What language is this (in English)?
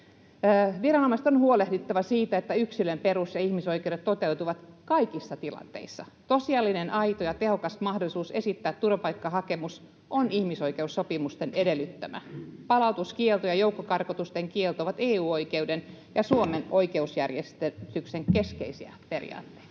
Finnish